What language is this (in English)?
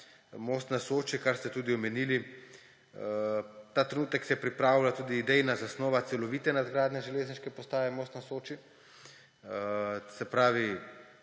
Slovenian